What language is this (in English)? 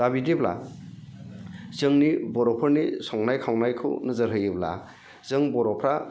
Bodo